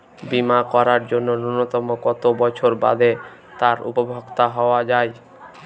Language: Bangla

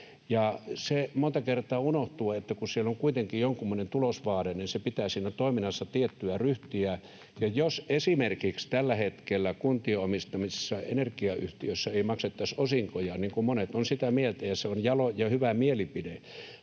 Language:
Finnish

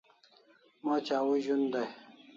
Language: Kalasha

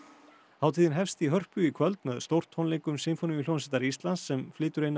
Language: Icelandic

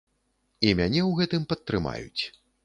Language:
Belarusian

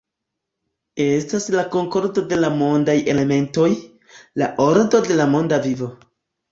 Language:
Esperanto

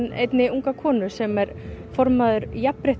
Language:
Icelandic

